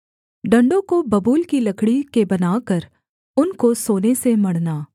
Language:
Hindi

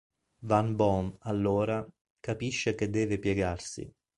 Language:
Italian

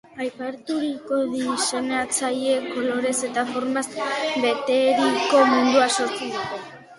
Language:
Basque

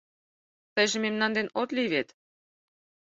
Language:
Mari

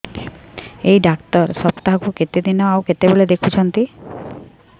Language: Odia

